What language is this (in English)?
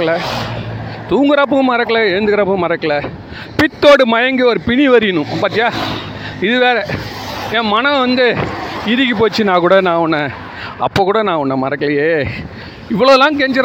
Tamil